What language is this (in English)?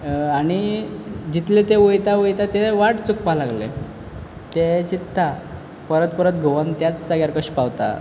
Konkani